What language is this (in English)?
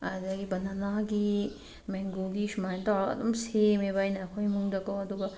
Manipuri